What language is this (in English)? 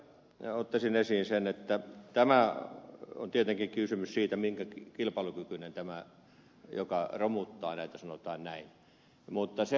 Finnish